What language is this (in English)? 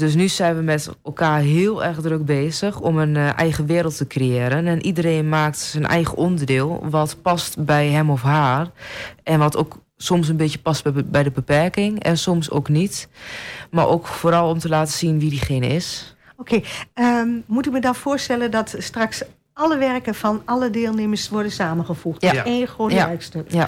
Dutch